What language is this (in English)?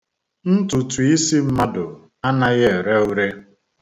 Igbo